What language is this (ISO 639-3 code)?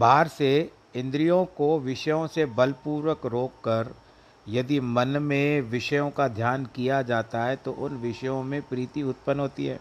hin